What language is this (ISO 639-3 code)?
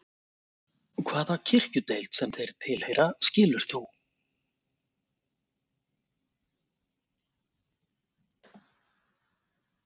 isl